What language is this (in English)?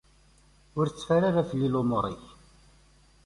Kabyle